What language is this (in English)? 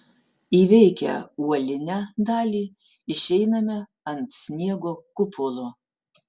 Lithuanian